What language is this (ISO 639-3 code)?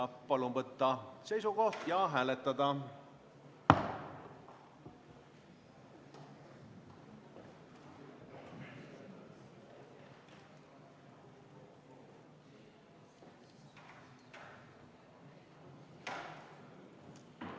est